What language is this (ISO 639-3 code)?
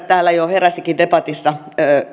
fin